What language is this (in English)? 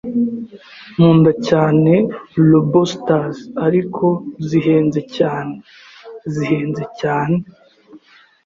Kinyarwanda